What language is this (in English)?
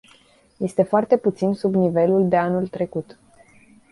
Romanian